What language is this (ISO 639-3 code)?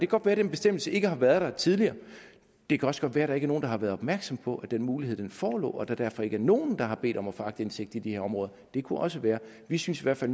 dan